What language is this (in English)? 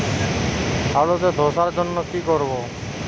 Bangla